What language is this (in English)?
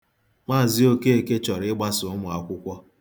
Igbo